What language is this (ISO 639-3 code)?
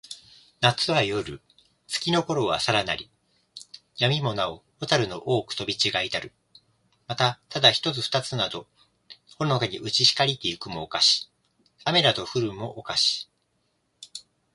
jpn